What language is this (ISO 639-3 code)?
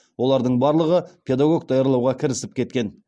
kaz